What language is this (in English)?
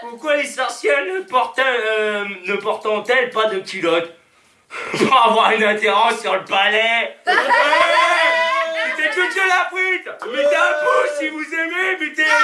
French